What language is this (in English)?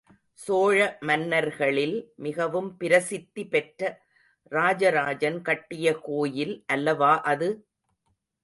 Tamil